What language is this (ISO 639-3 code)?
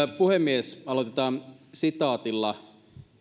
fin